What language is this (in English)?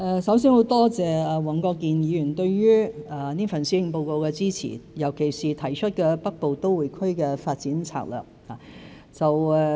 Cantonese